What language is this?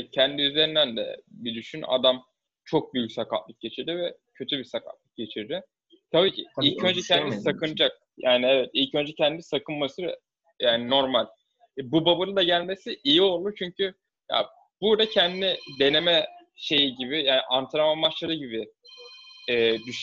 Turkish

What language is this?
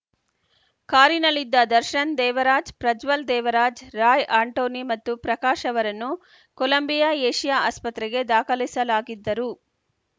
Kannada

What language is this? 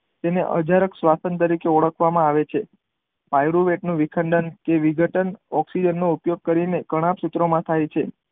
Gujarati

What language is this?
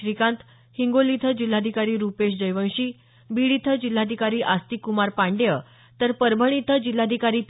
Marathi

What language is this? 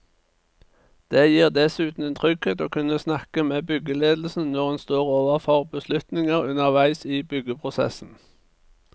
Norwegian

